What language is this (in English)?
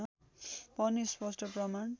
Nepali